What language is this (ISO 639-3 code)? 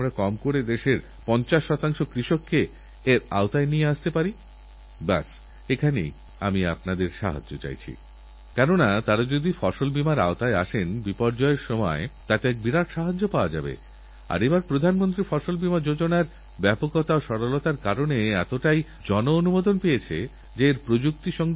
ben